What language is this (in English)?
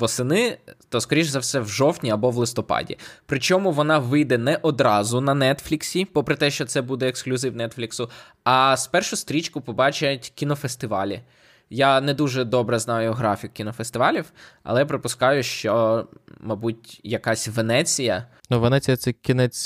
Ukrainian